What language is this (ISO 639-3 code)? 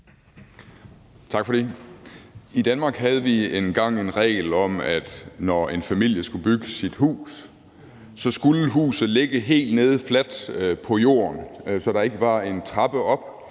dan